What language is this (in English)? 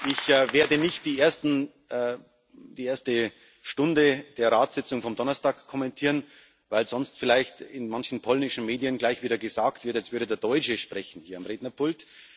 German